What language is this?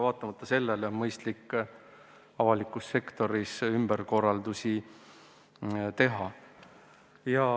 Estonian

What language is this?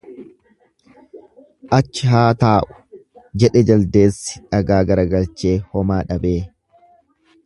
Oromo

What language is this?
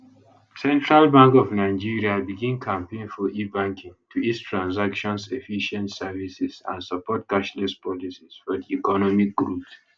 Nigerian Pidgin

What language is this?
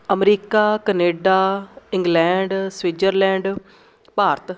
Punjabi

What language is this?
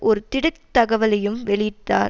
Tamil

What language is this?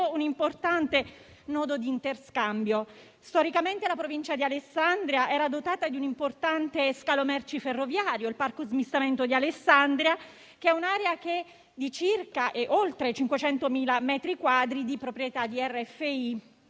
Italian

